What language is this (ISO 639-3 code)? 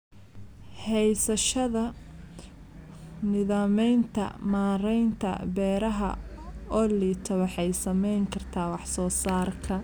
som